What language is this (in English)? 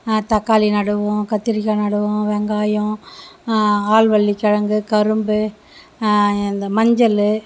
Tamil